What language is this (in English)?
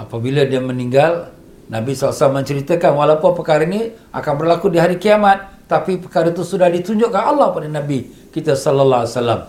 Malay